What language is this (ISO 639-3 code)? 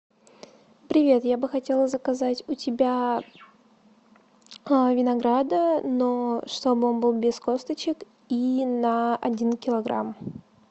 rus